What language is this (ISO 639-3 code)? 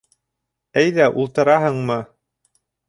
bak